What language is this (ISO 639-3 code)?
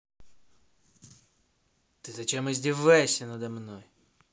rus